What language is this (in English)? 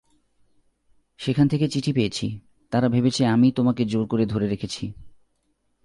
Bangla